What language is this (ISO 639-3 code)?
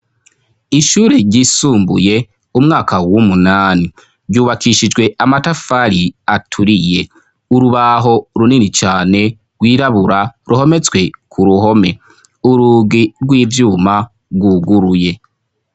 run